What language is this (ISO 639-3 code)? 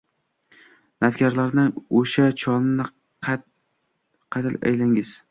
uzb